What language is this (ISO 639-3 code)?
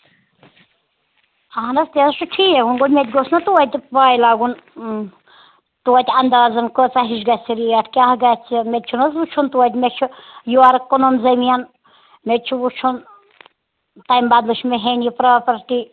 kas